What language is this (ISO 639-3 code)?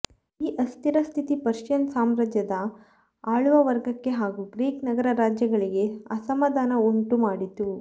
kan